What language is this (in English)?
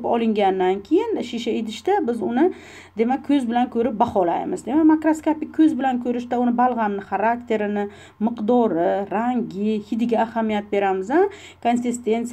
Turkish